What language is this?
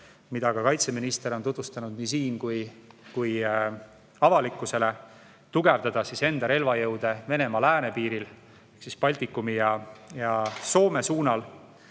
Estonian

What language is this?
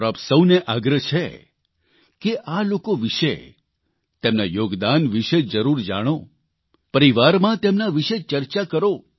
Gujarati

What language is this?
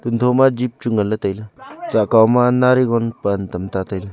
Wancho Naga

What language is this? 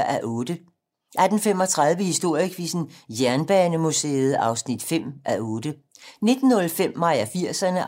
Danish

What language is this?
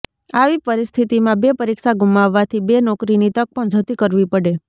Gujarati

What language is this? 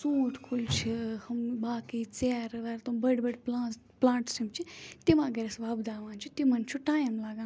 Kashmiri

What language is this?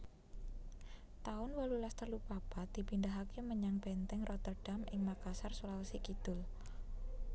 Javanese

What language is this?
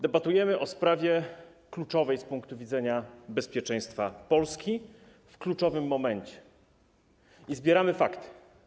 Polish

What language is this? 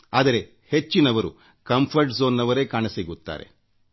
Kannada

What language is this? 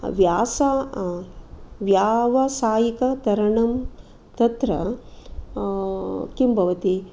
Sanskrit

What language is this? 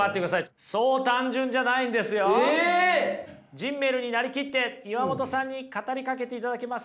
Japanese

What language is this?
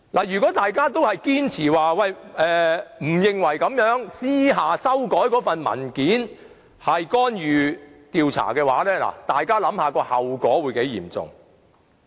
Cantonese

